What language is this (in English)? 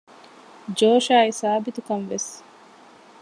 Divehi